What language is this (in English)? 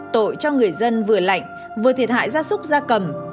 Vietnamese